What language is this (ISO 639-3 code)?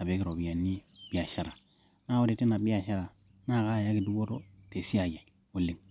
mas